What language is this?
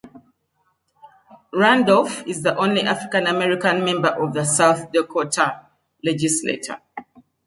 English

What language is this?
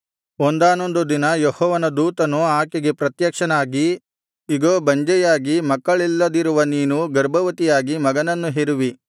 Kannada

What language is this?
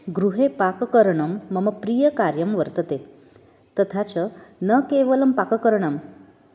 Sanskrit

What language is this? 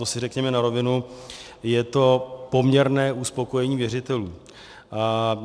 Czech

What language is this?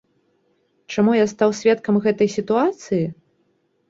Belarusian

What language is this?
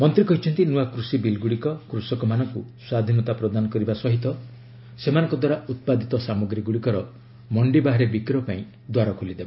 Odia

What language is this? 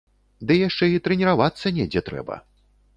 Belarusian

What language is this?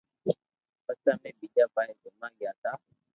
Loarki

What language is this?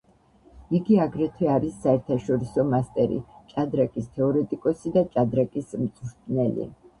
Georgian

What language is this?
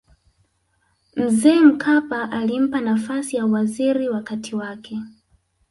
Swahili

